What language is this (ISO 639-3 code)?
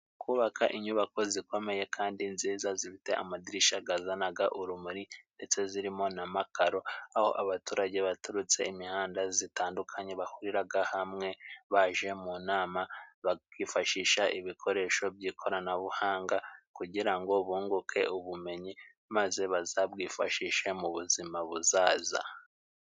kin